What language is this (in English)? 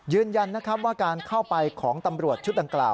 Thai